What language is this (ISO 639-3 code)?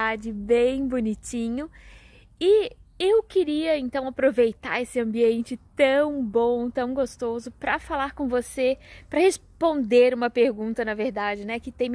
por